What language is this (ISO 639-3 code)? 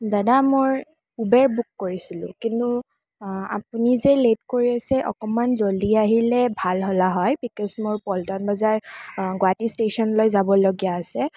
asm